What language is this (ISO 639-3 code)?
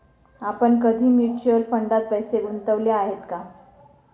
mar